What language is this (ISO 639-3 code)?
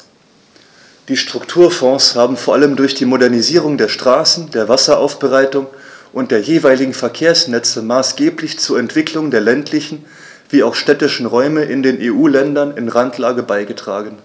deu